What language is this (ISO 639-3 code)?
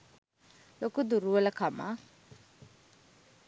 sin